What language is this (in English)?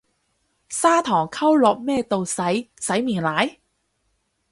Cantonese